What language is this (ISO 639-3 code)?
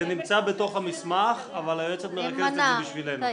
heb